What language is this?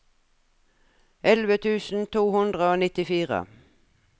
Norwegian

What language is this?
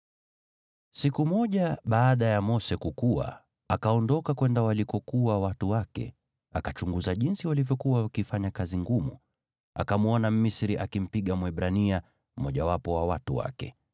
Swahili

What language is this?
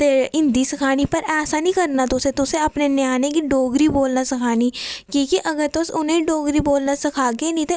Dogri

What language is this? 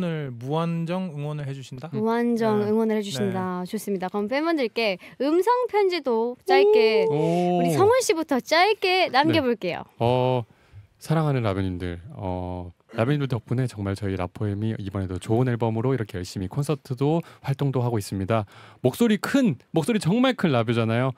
Korean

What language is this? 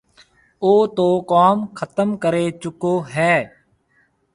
Marwari (Pakistan)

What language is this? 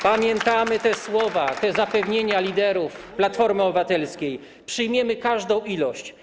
Polish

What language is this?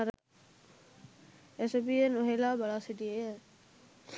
Sinhala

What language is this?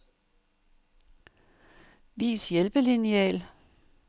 Danish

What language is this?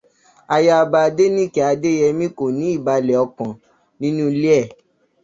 Yoruba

